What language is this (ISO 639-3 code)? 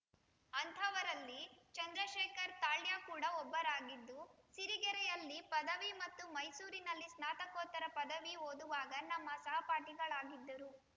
kan